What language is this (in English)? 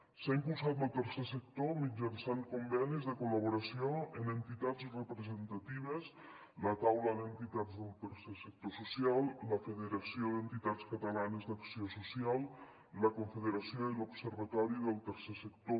Catalan